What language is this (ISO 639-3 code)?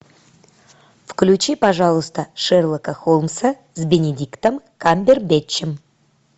rus